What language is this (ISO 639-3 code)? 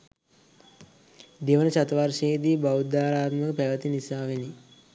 sin